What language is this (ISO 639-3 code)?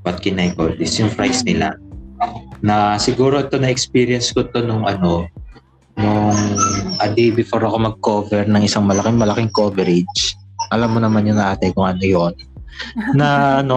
fil